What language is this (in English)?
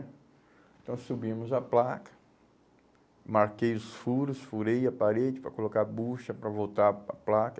Portuguese